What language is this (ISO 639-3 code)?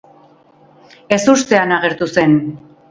eus